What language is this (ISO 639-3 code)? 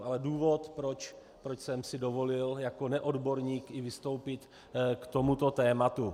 ces